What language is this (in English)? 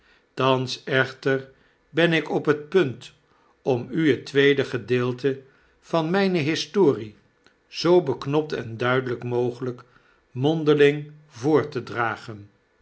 Dutch